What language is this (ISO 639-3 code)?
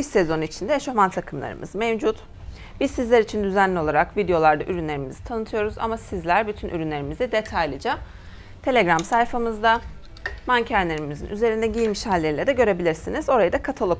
tur